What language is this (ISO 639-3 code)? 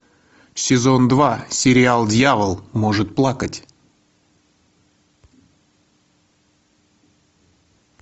rus